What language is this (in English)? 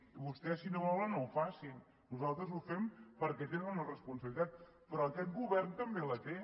Catalan